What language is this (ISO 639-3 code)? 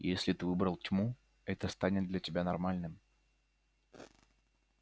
rus